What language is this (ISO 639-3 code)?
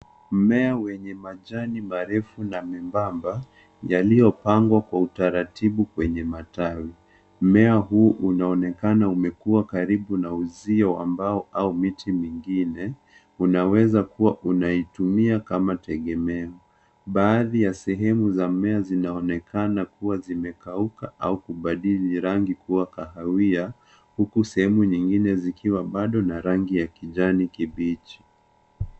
swa